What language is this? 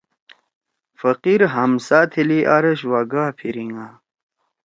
Torwali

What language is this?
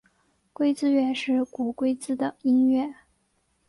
Chinese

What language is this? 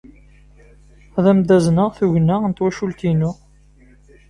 Kabyle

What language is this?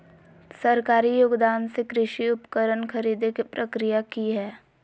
Magahi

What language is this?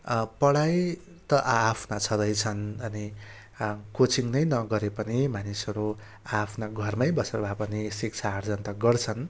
Nepali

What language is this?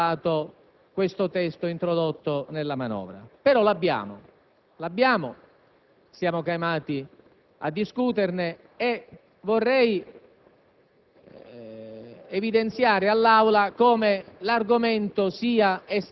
Italian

